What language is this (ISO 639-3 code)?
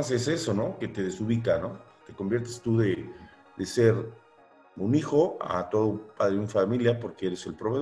spa